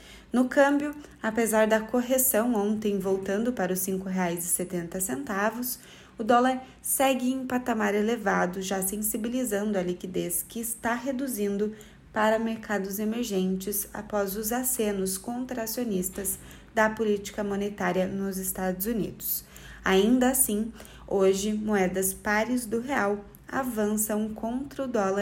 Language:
Portuguese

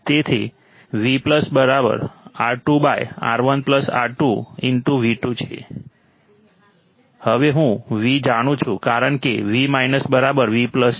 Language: Gujarati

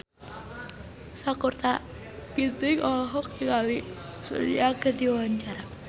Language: Sundanese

